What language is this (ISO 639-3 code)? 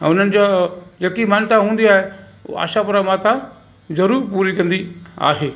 snd